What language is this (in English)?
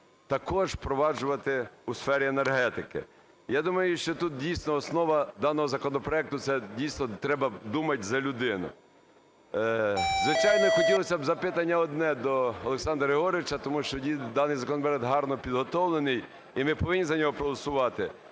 Ukrainian